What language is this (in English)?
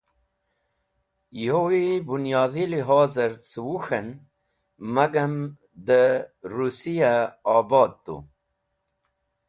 Wakhi